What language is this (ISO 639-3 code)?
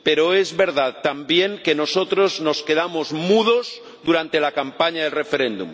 spa